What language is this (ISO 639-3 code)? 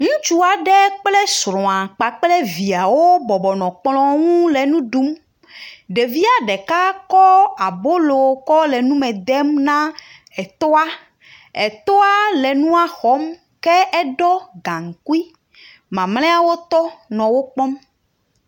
ewe